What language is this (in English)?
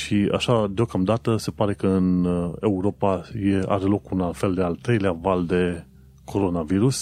Romanian